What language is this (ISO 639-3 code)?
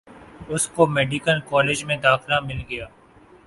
urd